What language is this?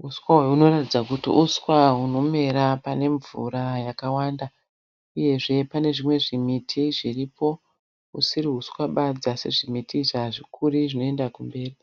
Shona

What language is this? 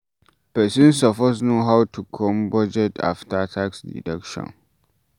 Nigerian Pidgin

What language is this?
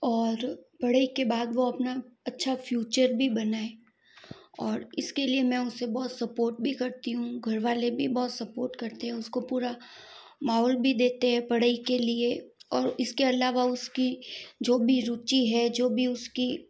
Hindi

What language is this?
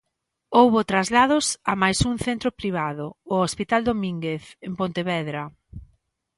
Galician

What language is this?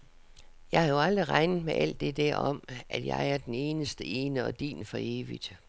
Danish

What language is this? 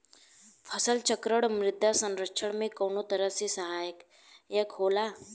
Bhojpuri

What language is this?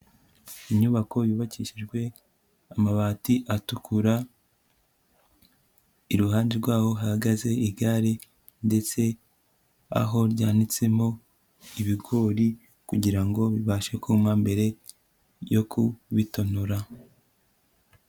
Kinyarwanda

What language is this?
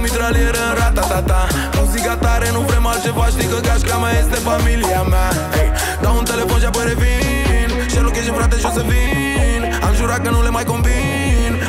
Romanian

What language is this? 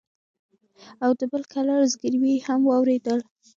Pashto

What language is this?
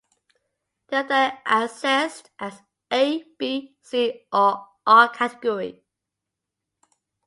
English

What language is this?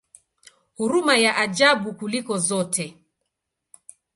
Swahili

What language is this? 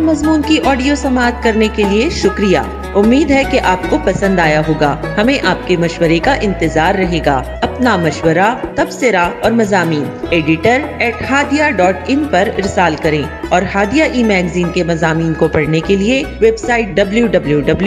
Urdu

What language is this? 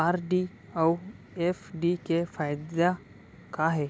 Chhattisgarhi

